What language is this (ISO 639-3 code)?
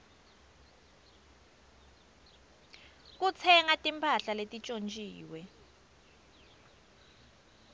ssw